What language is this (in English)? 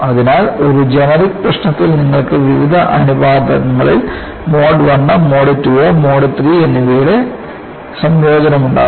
Malayalam